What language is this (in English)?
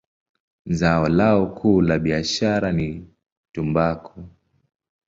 Swahili